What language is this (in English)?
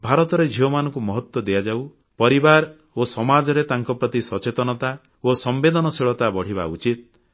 Odia